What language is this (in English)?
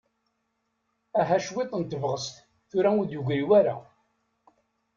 Kabyle